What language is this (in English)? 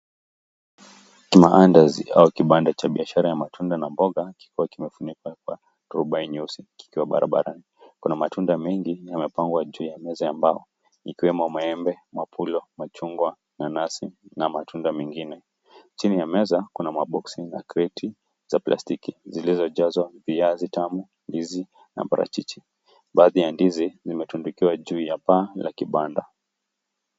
Swahili